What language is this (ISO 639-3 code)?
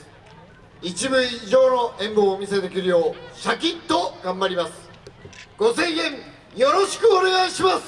jpn